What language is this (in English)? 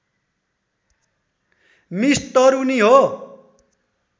Nepali